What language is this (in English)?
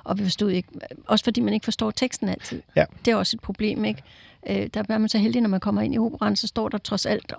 Danish